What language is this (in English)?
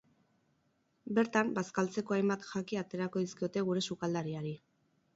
Basque